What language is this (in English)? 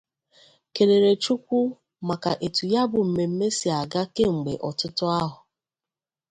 Igbo